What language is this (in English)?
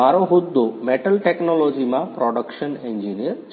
Gujarati